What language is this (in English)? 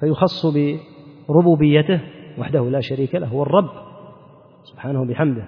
Arabic